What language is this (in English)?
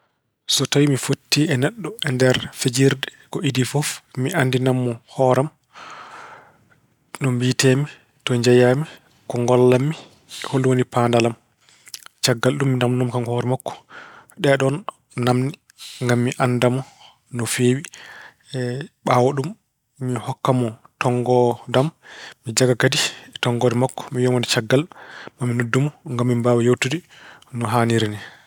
Fula